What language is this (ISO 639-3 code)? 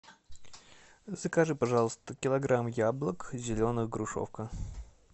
rus